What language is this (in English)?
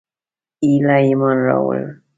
Pashto